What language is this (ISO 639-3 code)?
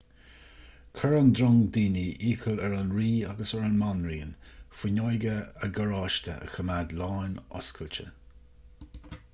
gle